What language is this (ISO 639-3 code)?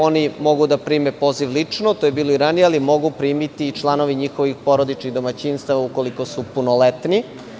srp